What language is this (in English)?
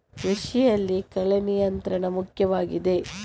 Kannada